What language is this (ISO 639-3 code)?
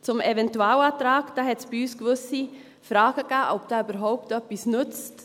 gsw